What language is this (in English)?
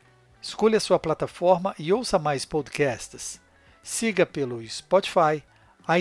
Portuguese